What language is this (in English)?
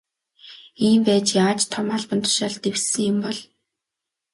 Mongolian